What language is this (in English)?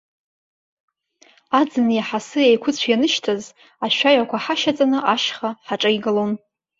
Abkhazian